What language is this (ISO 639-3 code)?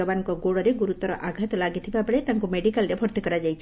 ori